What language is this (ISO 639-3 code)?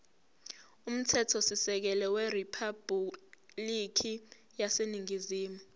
zul